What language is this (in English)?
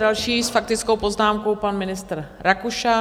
Czech